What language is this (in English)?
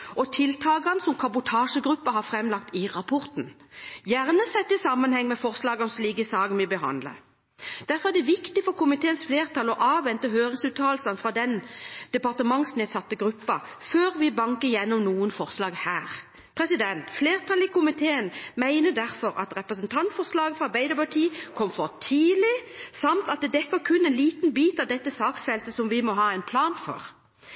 Norwegian Bokmål